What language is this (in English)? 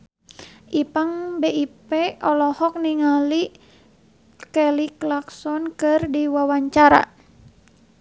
Sundanese